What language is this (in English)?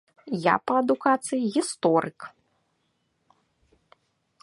Belarusian